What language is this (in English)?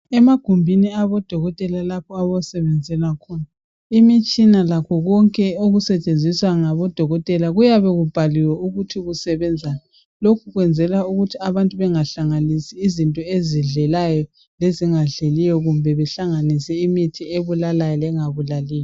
North Ndebele